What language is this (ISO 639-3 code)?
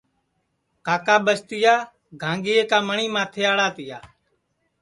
ssi